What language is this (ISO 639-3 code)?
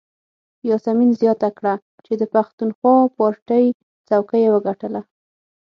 pus